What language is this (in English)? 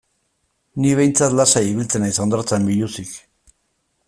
Basque